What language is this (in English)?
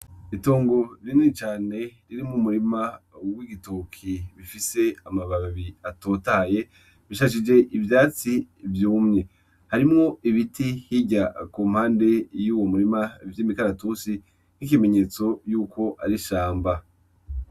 Rundi